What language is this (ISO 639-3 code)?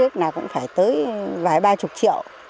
vie